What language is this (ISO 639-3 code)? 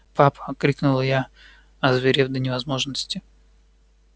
rus